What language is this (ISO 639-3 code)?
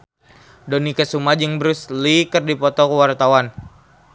sun